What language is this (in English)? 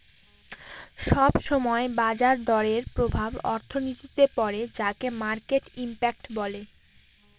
Bangla